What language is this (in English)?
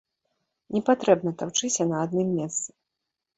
Belarusian